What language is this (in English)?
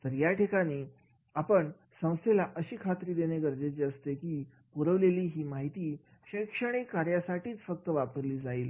Marathi